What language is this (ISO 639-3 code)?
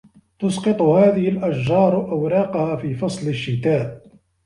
ara